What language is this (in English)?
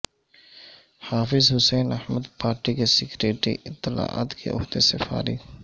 Urdu